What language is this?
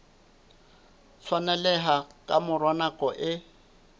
Southern Sotho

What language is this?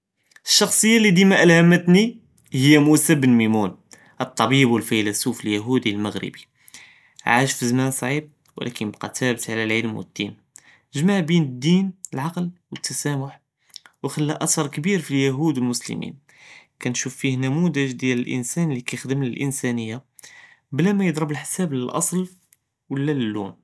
Judeo-Arabic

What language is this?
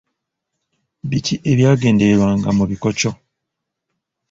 Ganda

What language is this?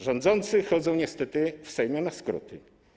Polish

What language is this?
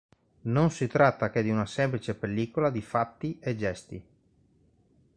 Italian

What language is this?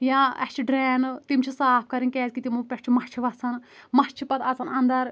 Kashmiri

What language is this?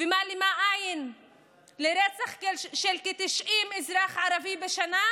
Hebrew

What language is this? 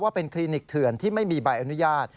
Thai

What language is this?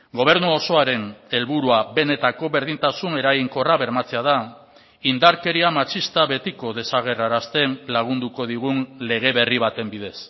Basque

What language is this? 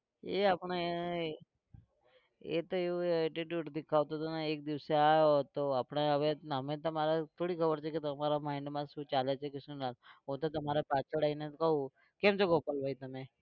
Gujarati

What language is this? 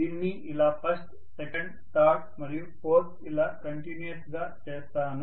Telugu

